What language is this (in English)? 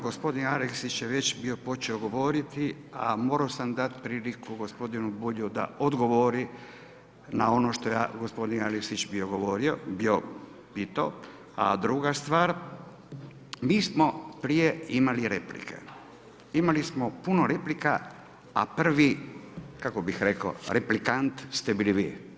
Croatian